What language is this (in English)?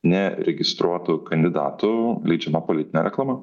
Lithuanian